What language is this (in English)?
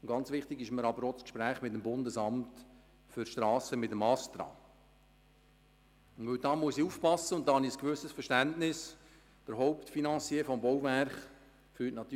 Swiss German